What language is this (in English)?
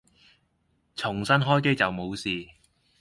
Cantonese